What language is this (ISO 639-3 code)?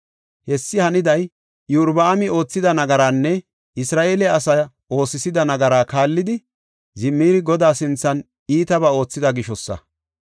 gof